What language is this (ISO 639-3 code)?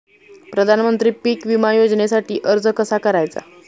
mar